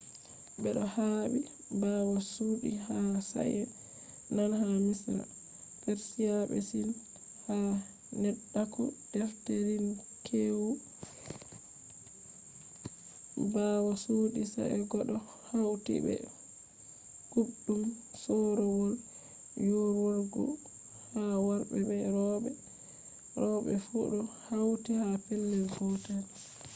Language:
Fula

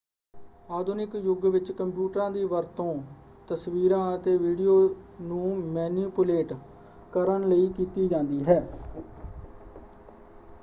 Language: Punjabi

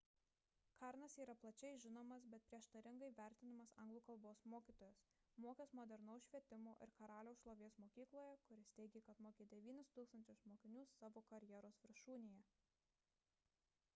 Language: Lithuanian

